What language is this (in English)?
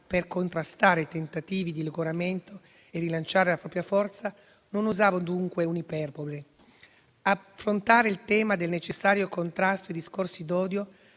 Italian